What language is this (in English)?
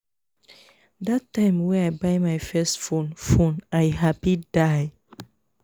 Nigerian Pidgin